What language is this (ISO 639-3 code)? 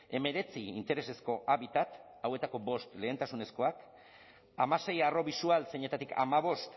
eus